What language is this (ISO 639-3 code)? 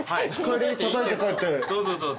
jpn